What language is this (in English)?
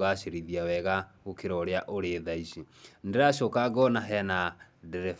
Kikuyu